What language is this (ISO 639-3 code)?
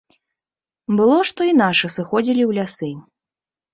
bel